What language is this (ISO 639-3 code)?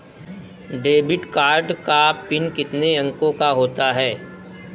hin